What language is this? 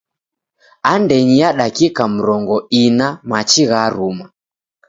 Taita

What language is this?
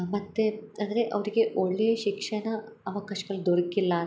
Kannada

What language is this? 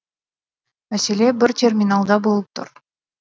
Kazakh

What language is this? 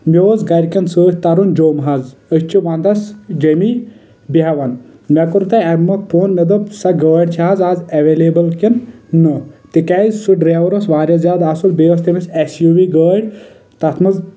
Kashmiri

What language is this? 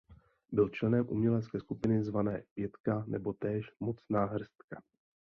Czech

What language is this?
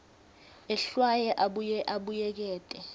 Swati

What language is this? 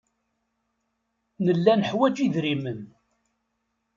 Kabyle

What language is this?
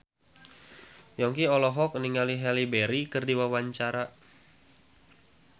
Sundanese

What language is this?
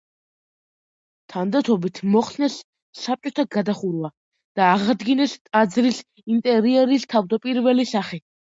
Georgian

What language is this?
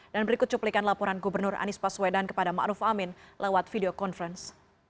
Indonesian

